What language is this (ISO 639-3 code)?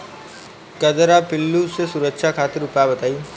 bho